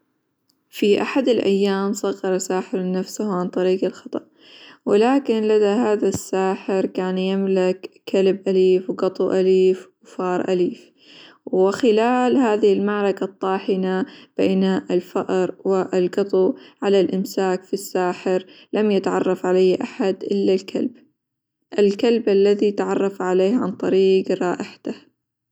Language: Hijazi Arabic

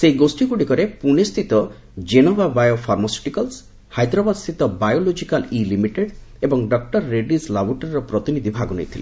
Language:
Odia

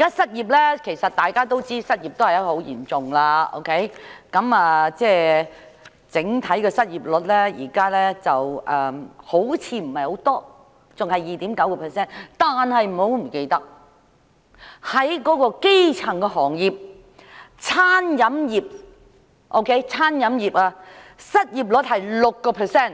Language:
Cantonese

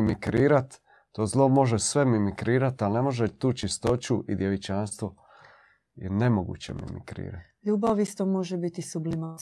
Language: Croatian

